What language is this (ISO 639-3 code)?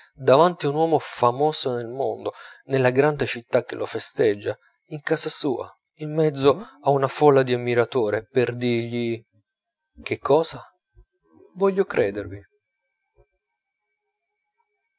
ita